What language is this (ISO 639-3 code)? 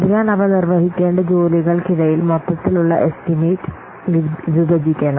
mal